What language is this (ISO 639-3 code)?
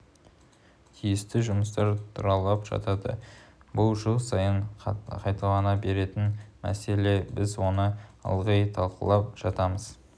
kaz